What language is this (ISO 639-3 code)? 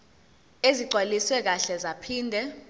zul